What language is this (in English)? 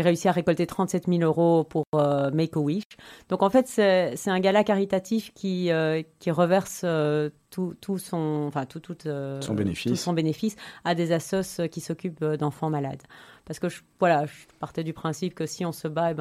French